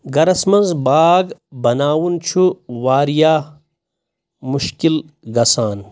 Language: Kashmiri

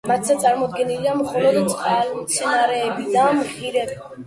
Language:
Georgian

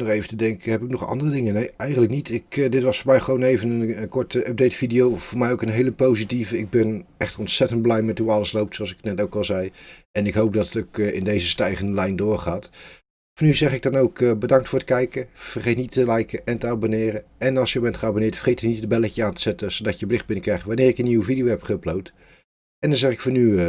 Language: Dutch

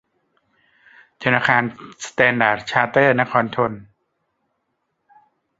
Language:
Thai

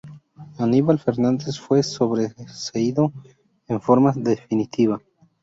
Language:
Spanish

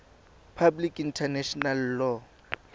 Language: Tswana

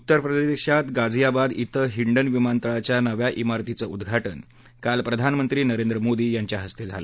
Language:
Marathi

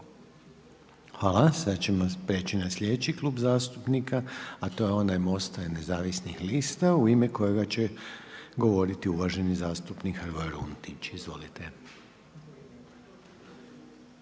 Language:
Croatian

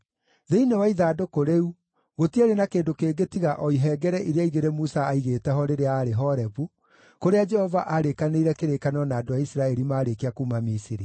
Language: Kikuyu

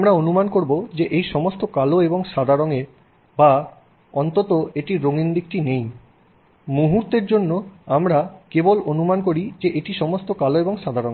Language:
Bangla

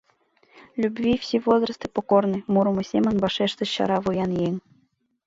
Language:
Mari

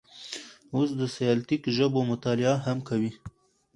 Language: Pashto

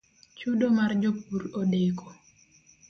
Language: Luo (Kenya and Tanzania)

